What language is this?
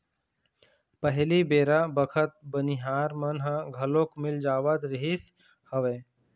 Chhattisgarhi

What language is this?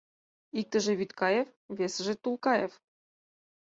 Mari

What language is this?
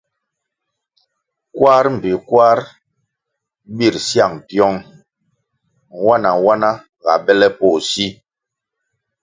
Kwasio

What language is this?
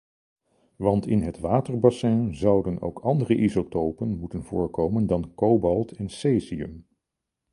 Dutch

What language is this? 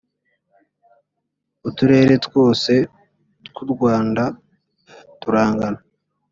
Kinyarwanda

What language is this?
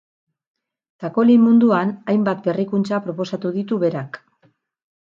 Basque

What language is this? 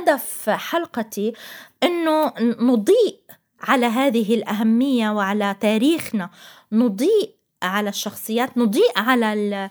Arabic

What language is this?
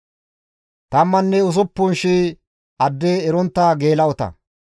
Gamo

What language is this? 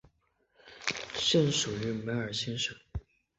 Chinese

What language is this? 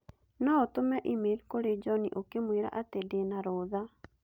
Kikuyu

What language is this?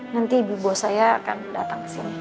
Indonesian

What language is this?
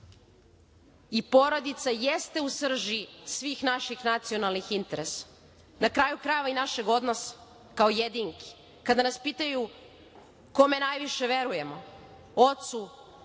Serbian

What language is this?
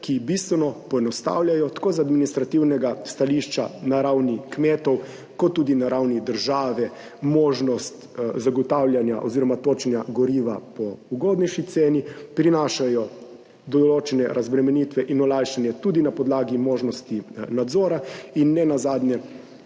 Slovenian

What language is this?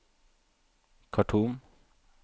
Norwegian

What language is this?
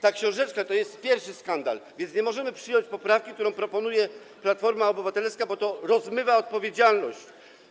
Polish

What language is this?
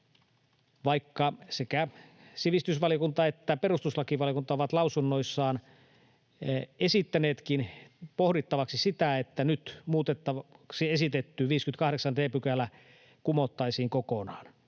Finnish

